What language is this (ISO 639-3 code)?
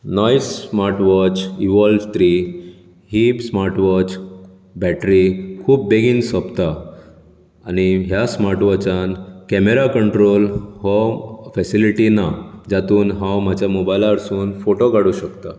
kok